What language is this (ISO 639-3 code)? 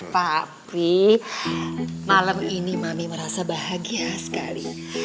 ind